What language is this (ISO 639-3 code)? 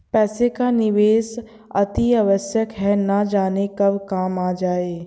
hin